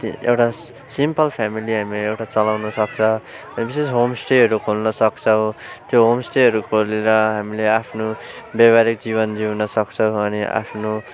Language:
Nepali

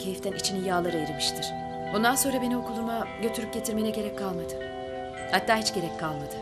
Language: Turkish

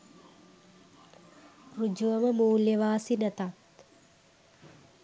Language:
Sinhala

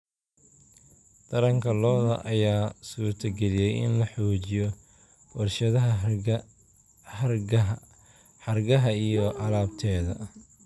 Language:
Somali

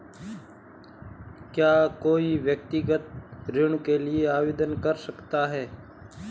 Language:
Hindi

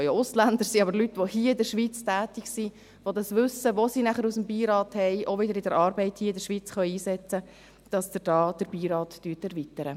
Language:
Swiss German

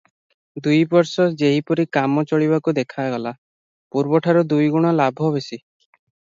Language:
Odia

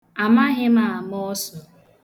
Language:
Igbo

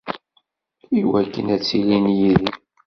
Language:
Kabyle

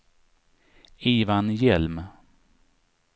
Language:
Swedish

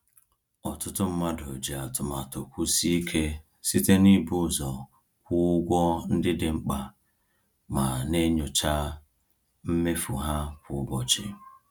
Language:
Igbo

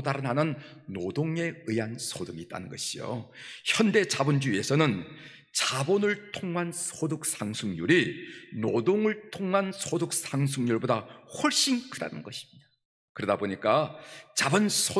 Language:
Korean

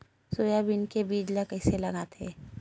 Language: Chhattisgarhi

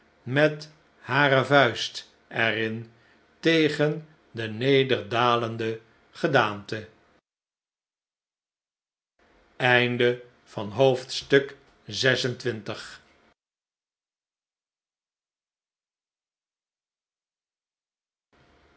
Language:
Dutch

